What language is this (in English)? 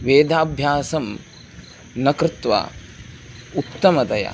Sanskrit